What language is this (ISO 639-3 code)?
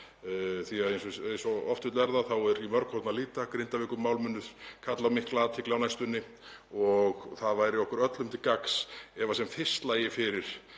isl